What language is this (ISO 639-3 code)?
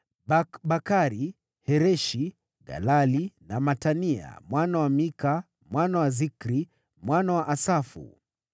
swa